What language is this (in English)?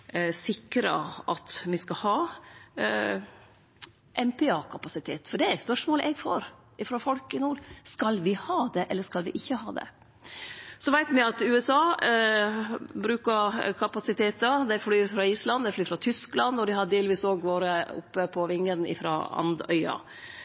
Norwegian Nynorsk